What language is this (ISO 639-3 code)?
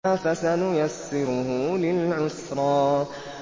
ara